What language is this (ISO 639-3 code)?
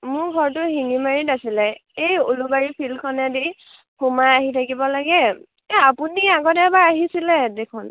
asm